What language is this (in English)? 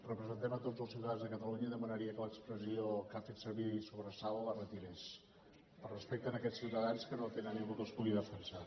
Catalan